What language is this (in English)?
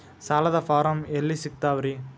Kannada